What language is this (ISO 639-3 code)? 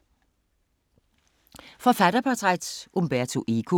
dan